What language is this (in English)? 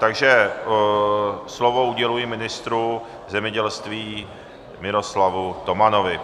Czech